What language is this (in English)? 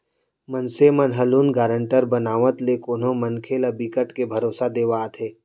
Chhattisgarhi